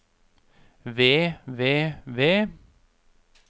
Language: Norwegian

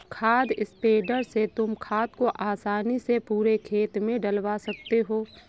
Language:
Hindi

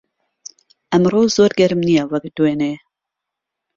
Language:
Central Kurdish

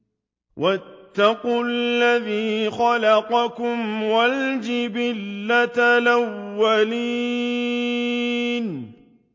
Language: Arabic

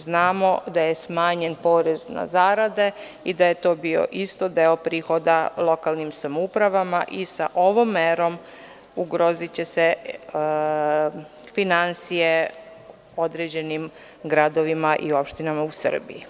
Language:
Serbian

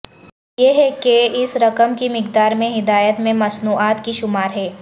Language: Urdu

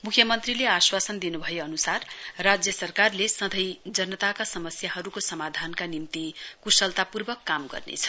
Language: Nepali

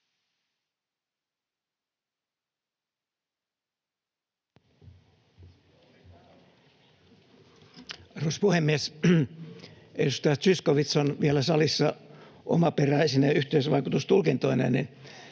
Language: Finnish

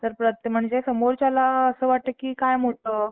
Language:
Marathi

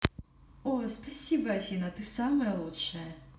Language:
Russian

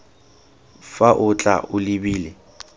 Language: Tswana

